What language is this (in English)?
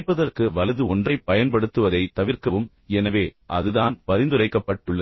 Tamil